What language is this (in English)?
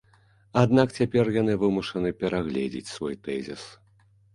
Belarusian